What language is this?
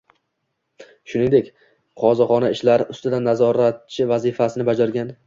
Uzbek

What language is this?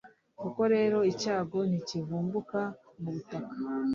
Kinyarwanda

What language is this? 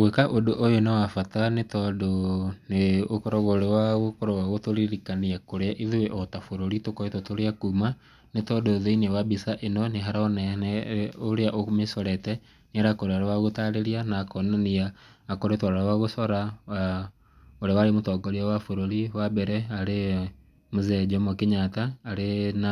Kikuyu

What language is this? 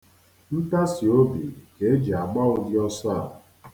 Igbo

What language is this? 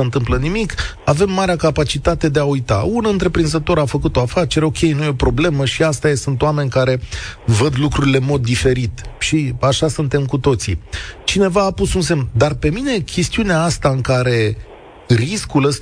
Romanian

